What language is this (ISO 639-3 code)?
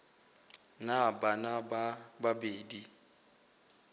nso